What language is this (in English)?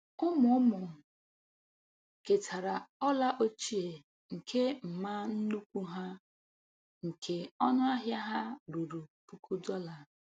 Igbo